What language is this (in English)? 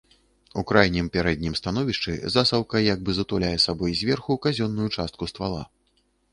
Belarusian